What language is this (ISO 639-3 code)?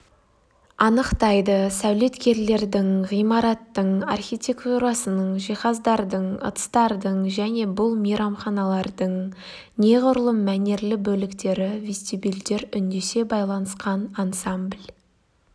kaz